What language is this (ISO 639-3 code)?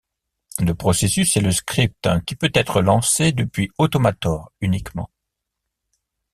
fra